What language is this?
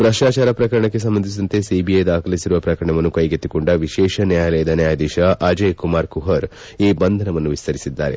Kannada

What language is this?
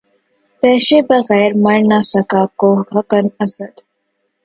Urdu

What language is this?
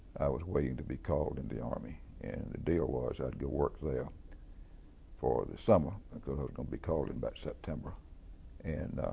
English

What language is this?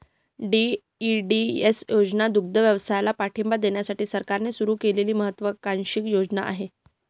Marathi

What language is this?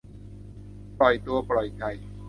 Thai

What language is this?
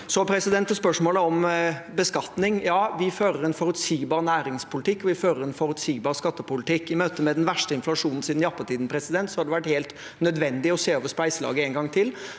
Norwegian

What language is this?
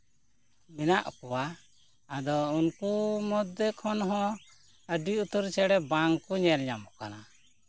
Santali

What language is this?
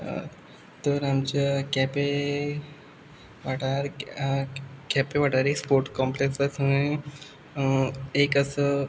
Konkani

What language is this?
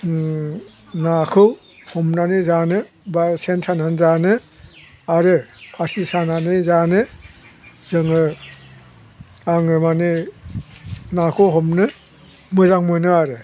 Bodo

